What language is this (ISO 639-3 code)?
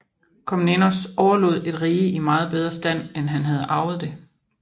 dan